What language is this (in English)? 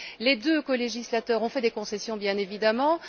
French